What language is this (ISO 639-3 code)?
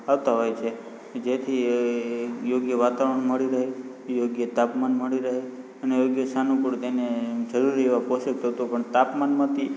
guj